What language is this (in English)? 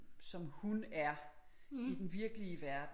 Danish